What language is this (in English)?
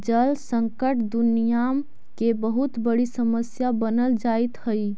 Magahi